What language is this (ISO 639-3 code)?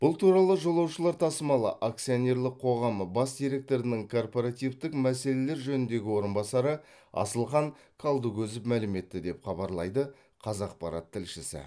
kaz